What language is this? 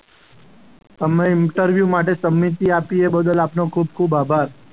Gujarati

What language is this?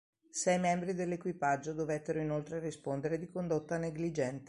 Italian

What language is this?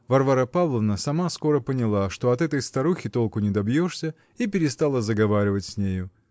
Russian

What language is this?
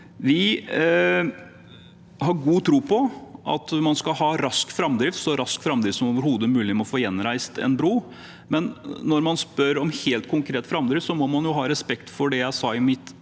Norwegian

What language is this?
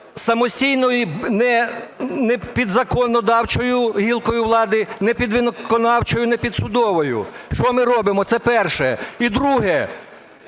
Ukrainian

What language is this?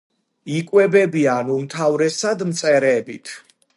Georgian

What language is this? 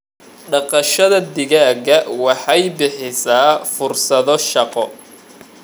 Somali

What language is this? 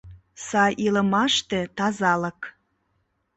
Mari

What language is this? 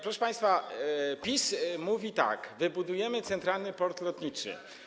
Polish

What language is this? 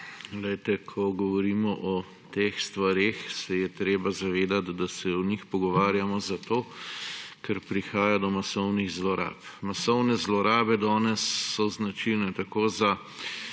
Slovenian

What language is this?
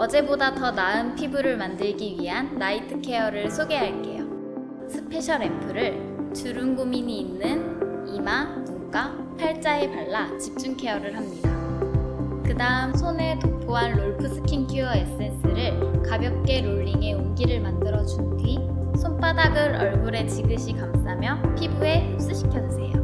Korean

